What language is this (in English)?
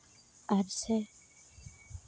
Santali